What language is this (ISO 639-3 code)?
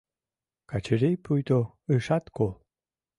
chm